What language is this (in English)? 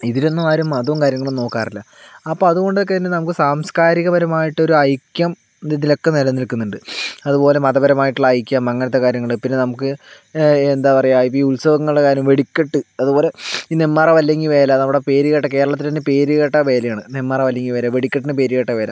Malayalam